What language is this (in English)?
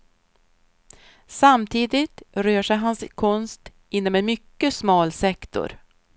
Swedish